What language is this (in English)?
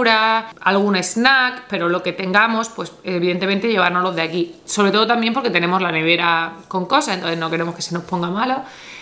Spanish